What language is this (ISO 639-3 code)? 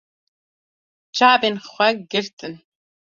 kur